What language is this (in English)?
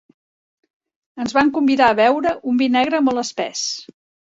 Catalan